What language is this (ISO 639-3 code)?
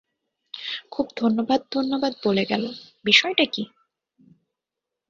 ben